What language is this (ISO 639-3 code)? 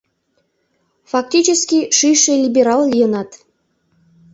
chm